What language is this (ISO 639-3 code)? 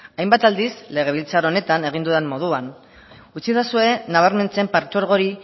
eus